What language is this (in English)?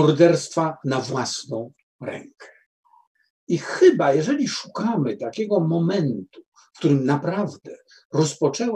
Polish